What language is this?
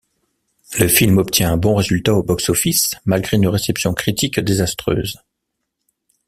French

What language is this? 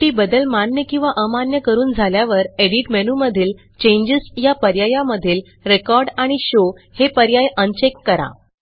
Marathi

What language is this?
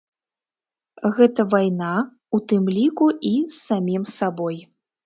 Belarusian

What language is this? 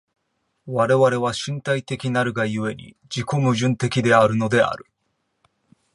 Japanese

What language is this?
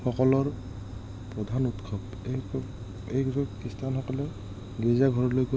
Assamese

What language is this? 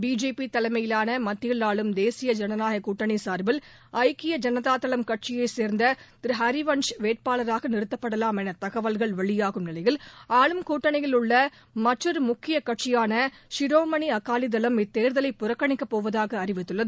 Tamil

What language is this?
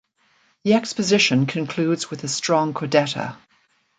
English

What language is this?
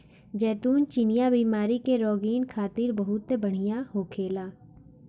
Bhojpuri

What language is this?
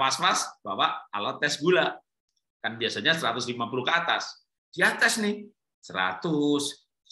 Indonesian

